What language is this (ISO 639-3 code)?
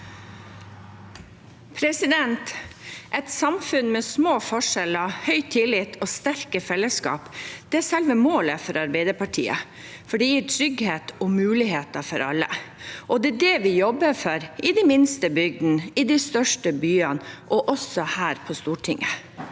nor